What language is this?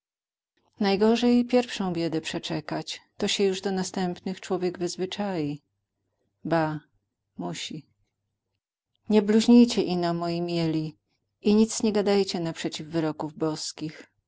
Polish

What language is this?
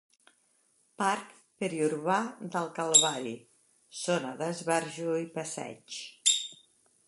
Catalan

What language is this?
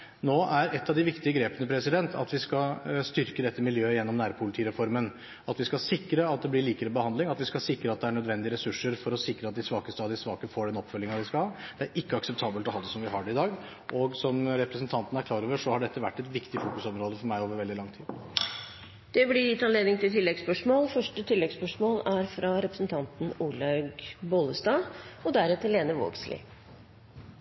Norwegian Bokmål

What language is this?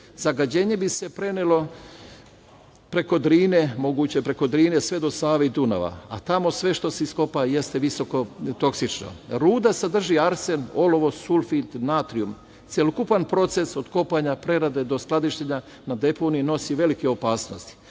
Serbian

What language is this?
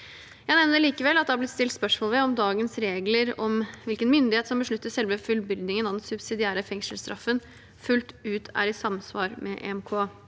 Norwegian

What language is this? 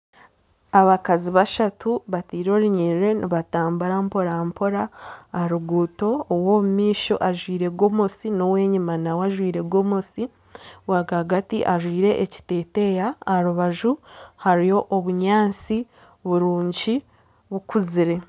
Nyankole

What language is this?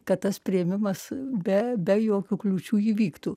Lithuanian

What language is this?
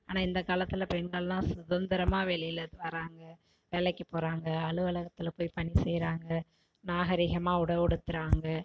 Tamil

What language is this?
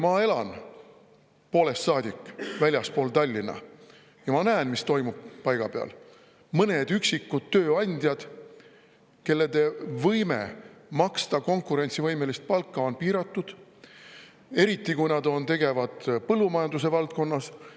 Estonian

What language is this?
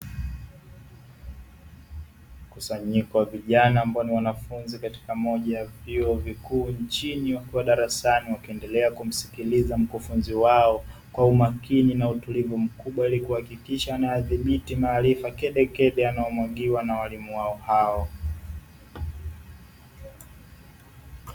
Swahili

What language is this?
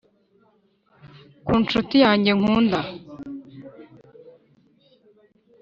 Kinyarwanda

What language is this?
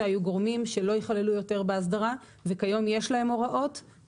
Hebrew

